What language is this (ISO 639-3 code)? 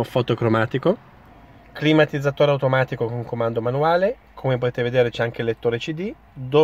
ita